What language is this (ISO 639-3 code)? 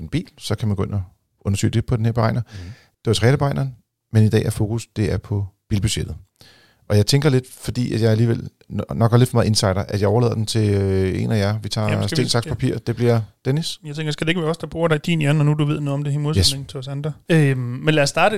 dan